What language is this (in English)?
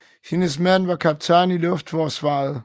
Danish